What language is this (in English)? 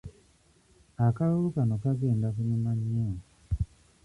Ganda